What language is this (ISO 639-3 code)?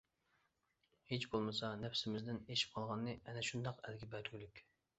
uig